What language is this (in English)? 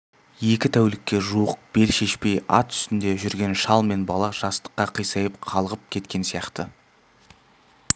Kazakh